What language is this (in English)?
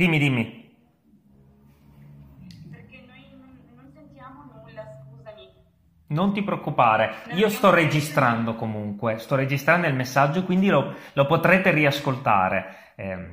Italian